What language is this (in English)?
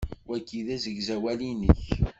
Kabyle